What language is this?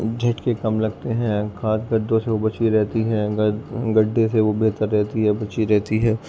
Urdu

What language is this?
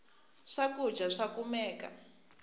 Tsonga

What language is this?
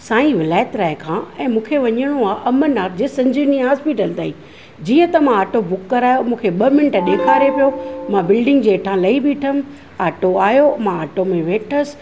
Sindhi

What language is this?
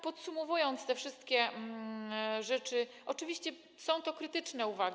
Polish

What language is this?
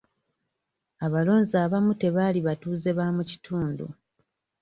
Ganda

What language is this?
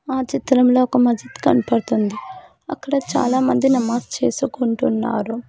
Telugu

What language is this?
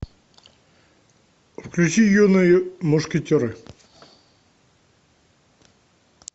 Russian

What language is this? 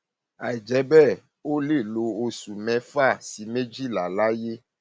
Yoruba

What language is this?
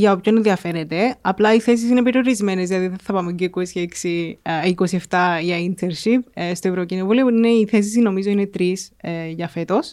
Greek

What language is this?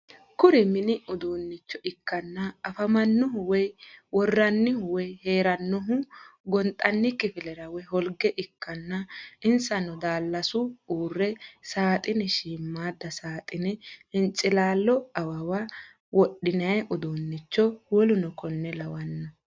Sidamo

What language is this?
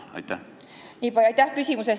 Estonian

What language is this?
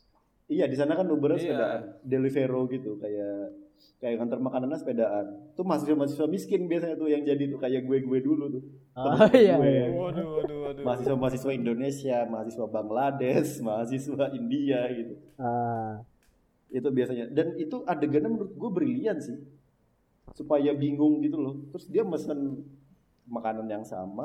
Indonesian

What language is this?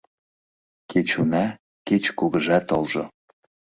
Mari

